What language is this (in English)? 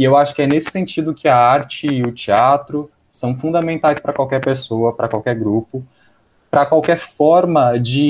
Portuguese